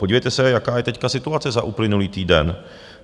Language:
Czech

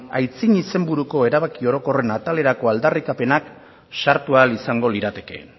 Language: Basque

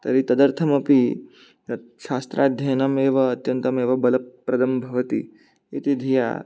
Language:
Sanskrit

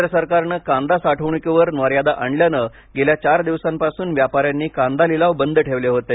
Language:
Marathi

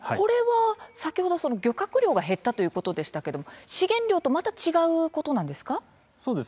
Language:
Japanese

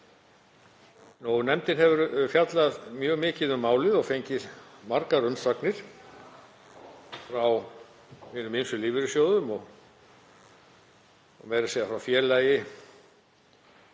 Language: Icelandic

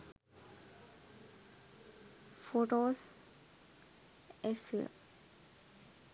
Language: Sinhala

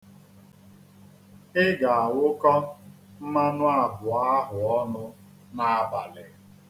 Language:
Igbo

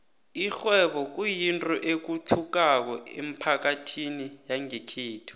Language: South Ndebele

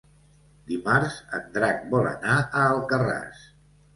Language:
Catalan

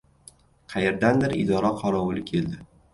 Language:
Uzbek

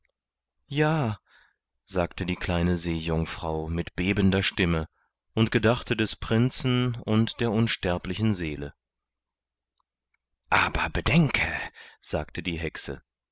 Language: German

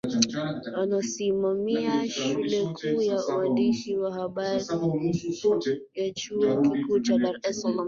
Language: Swahili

